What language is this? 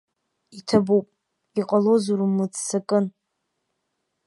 Abkhazian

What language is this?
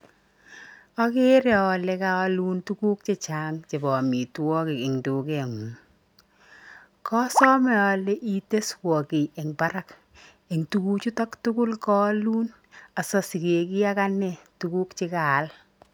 Kalenjin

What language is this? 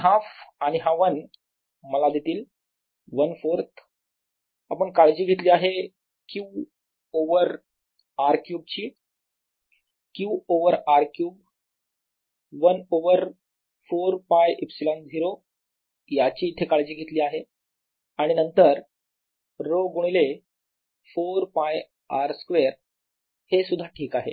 Marathi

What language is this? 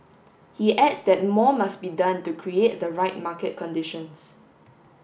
English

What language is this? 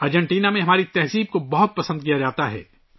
Urdu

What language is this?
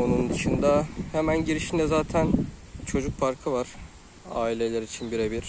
Turkish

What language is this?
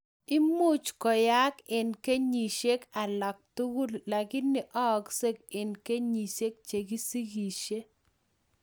Kalenjin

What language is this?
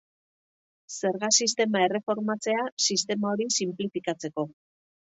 Basque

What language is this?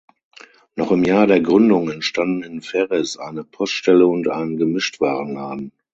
German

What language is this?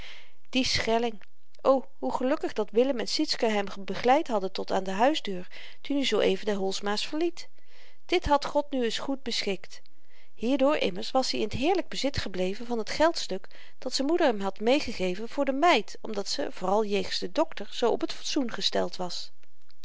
Dutch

